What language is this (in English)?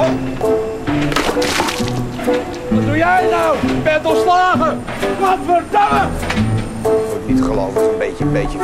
Dutch